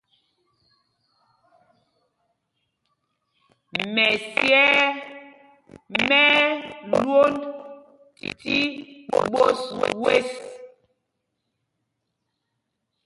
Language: Mpumpong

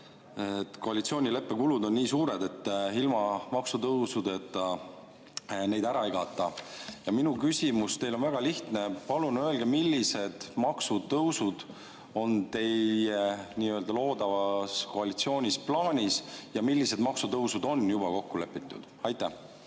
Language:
Estonian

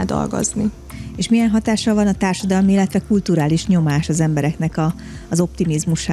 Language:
Hungarian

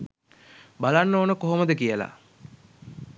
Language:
Sinhala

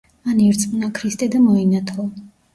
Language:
Georgian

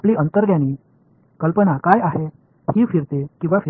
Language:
Tamil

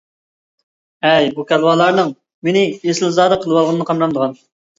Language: Uyghur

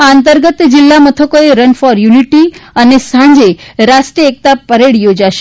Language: Gujarati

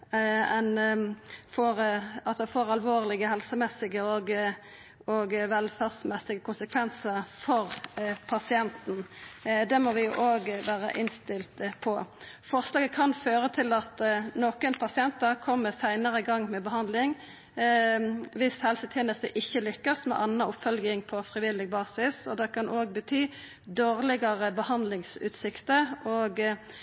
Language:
Norwegian Nynorsk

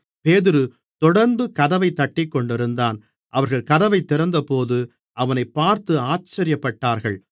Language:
Tamil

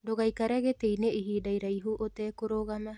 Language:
Kikuyu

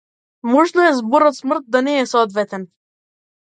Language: Macedonian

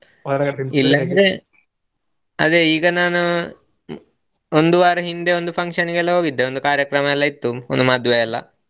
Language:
Kannada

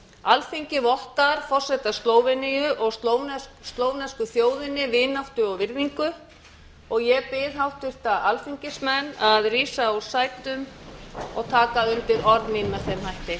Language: Icelandic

